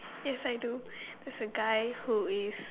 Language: English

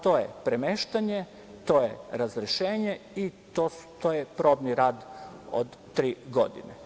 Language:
Serbian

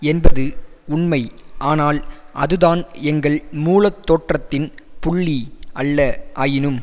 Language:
Tamil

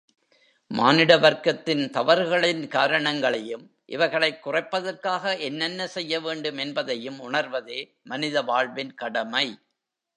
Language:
Tamil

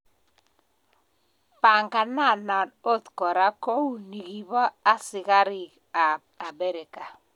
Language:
Kalenjin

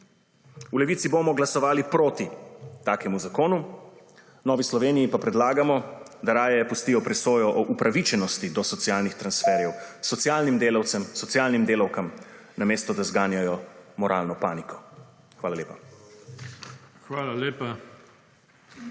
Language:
Slovenian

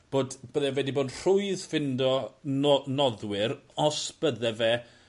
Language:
Welsh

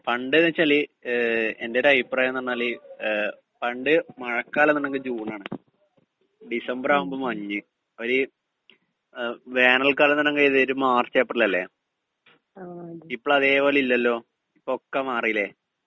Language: Malayalam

